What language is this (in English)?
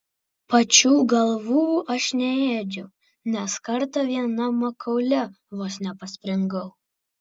Lithuanian